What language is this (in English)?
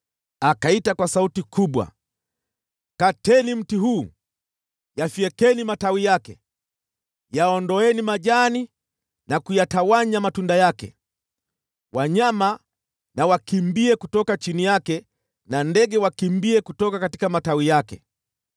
Swahili